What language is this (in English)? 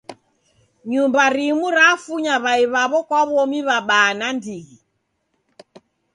Taita